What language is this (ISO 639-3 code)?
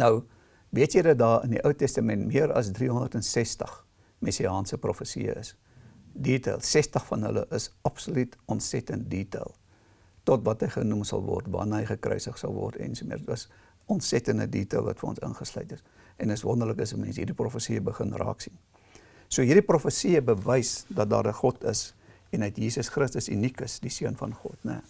nld